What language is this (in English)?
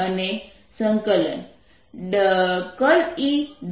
Gujarati